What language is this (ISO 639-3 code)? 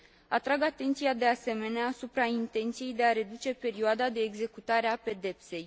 ron